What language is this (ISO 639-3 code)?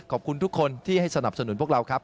tha